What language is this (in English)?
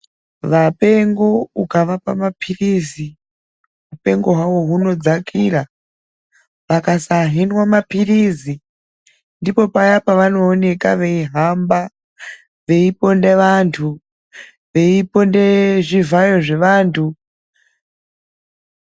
Ndau